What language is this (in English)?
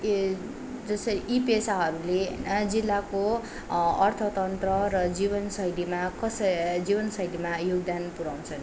Nepali